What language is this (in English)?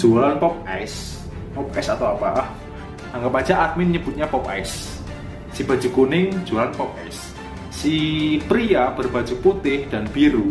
Indonesian